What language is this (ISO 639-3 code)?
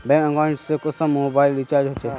mag